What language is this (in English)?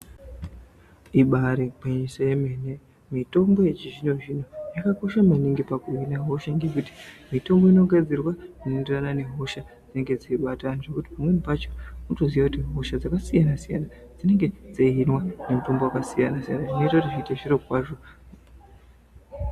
Ndau